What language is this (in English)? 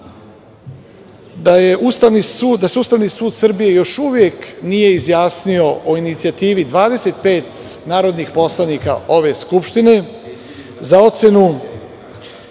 Serbian